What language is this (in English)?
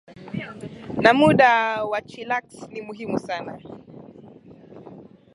Swahili